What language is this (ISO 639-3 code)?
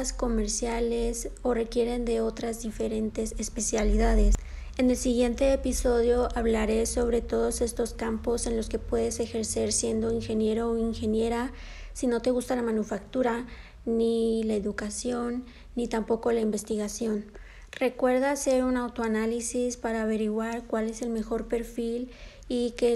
spa